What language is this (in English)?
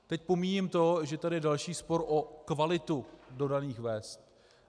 Czech